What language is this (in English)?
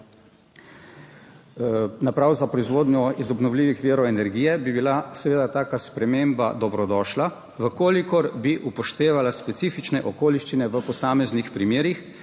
Slovenian